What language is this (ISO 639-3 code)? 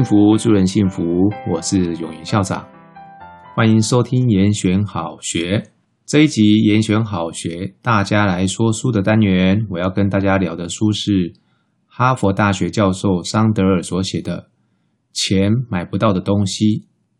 zho